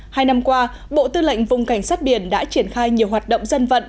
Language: Vietnamese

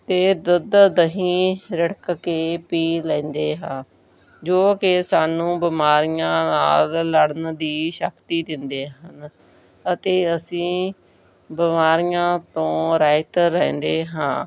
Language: Punjabi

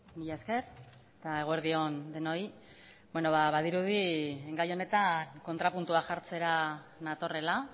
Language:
Basque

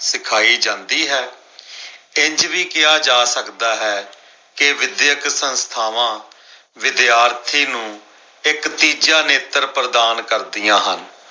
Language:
Punjabi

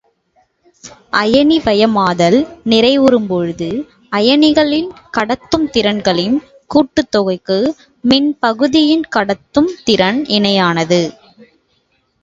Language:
Tamil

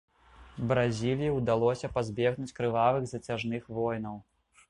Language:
Belarusian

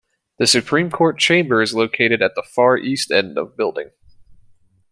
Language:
English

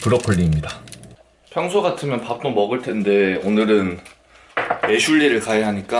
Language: Korean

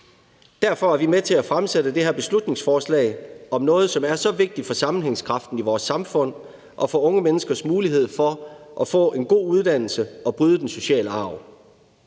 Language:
Danish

